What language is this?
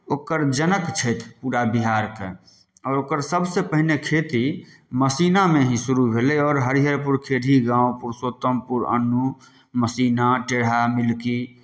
Maithili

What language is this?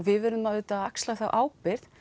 Icelandic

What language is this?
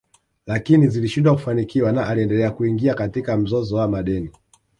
Swahili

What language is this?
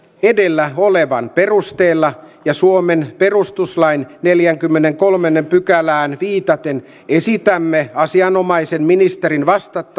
Finnish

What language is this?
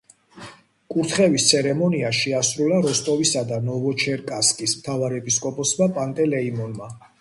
Georgian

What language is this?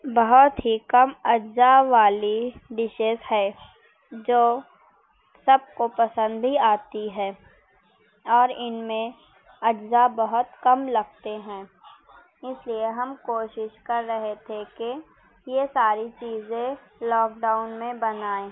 Urdu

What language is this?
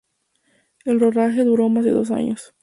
Spanish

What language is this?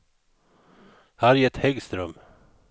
Swedish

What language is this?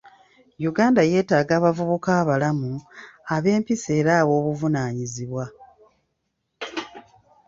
Ganda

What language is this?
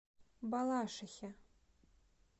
Russian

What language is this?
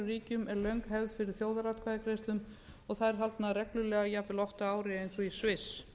Icelandic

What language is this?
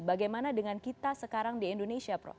Indonesian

